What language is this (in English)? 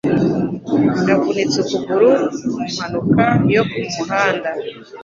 Kinyarwanda